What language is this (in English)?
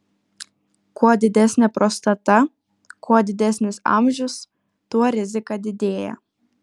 Lithuanian